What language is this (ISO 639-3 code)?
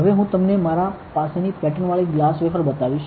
guj